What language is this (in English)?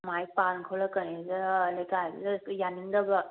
Manipuri